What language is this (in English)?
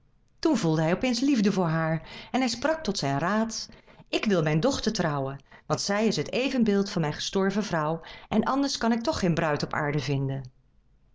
Dutch